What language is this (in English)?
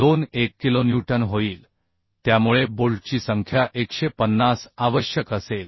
Marathi